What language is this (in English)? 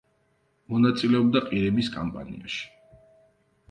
Georgian